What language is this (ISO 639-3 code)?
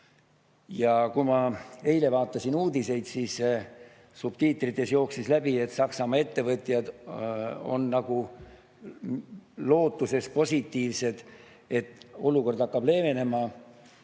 est